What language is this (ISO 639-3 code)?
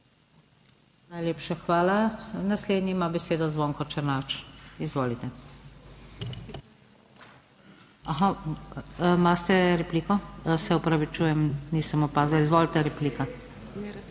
slv